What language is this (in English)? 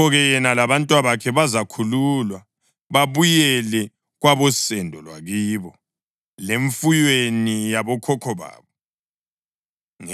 North Ndebele